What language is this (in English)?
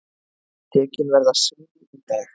Icelandic